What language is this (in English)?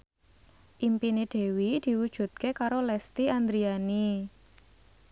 Javanese